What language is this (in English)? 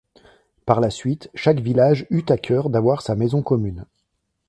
French